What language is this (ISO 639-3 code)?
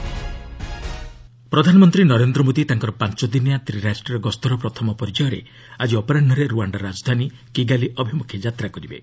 ori